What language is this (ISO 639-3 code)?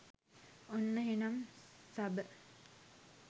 sin